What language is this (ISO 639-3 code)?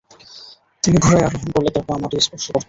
ben